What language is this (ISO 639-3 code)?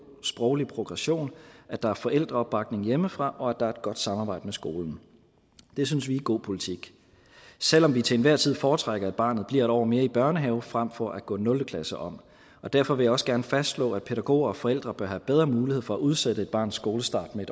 dan